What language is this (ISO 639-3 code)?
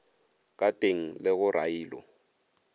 nso